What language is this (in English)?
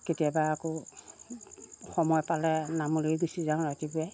Assamese